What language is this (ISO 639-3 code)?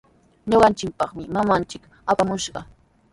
qws